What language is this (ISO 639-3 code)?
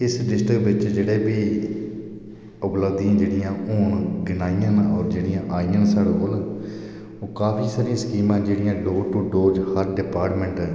doi